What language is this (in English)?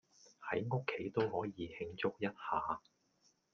Cantonese